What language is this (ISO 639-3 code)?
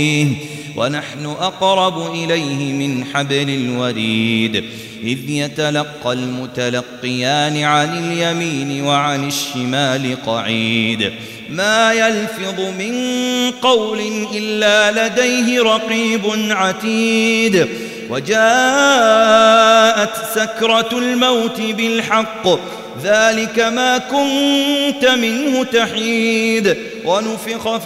ara